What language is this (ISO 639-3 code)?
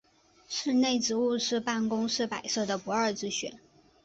zho